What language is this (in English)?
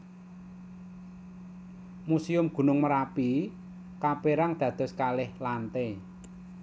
Javanese